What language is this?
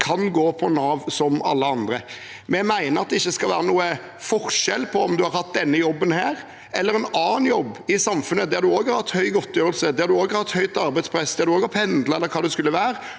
Norwegian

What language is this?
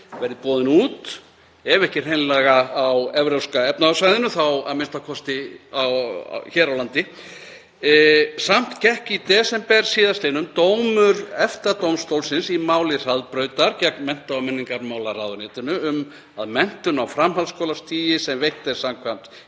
Icelandic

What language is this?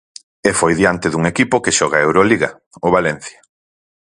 Galician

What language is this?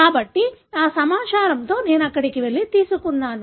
Telugu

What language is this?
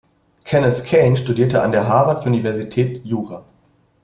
German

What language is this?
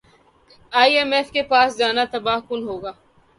Urdu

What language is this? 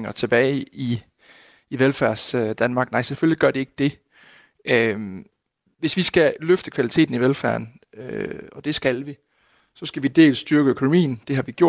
Danish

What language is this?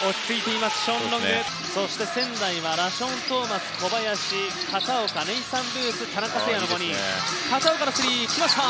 Japanese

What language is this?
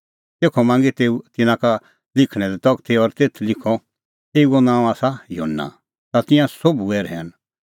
Kullu Pahari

